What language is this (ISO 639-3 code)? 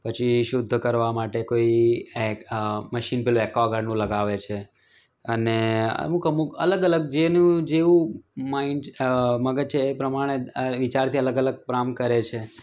guj